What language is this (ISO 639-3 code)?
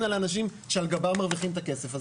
heb